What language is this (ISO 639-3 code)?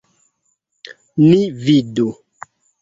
epo